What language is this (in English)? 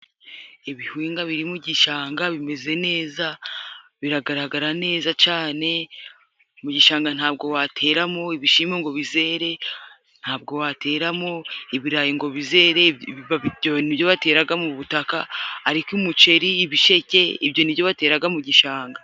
Kinyarwanda